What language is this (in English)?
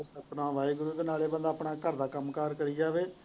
Punjabi